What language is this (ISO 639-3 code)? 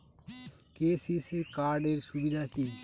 ben